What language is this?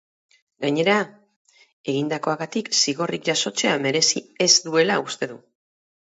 Basque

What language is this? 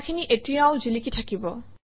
Assamese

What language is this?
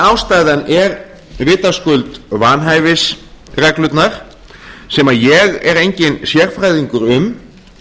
Icelandic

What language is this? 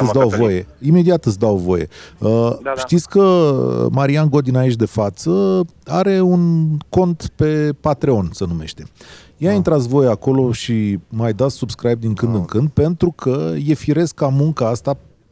Romanian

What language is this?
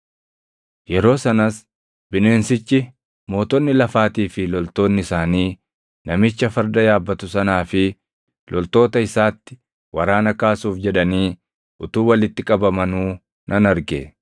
Oromo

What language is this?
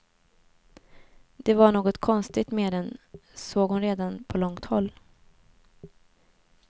Swedish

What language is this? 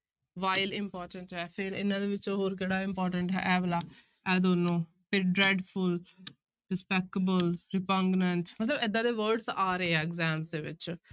Punjabi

